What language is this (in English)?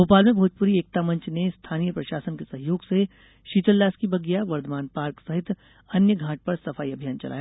Hindi